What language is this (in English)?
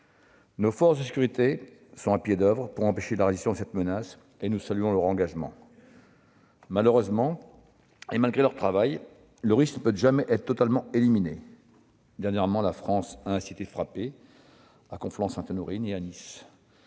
French